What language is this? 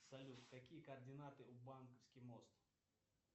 Russian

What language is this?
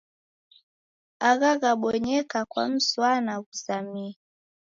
Taita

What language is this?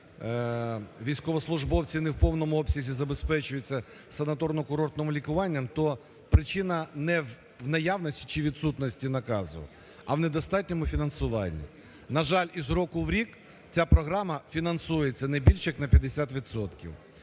Ukrainian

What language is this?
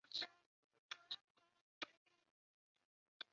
Chinese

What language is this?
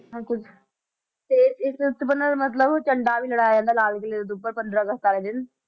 Punjabi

